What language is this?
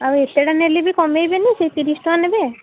Odia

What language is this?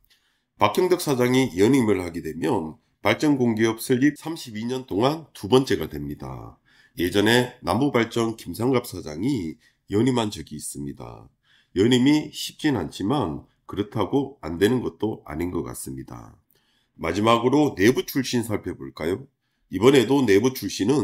Korean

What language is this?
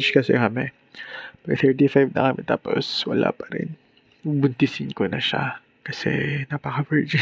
Filipino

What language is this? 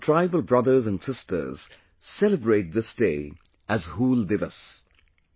English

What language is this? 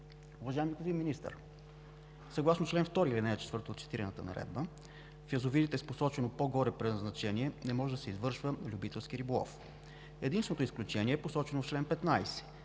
Bulgarian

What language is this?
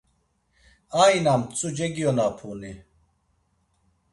Laz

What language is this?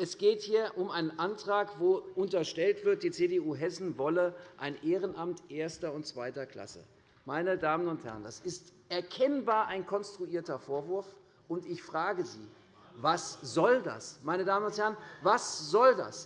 German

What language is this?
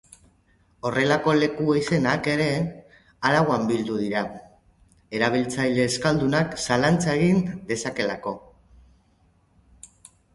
Basque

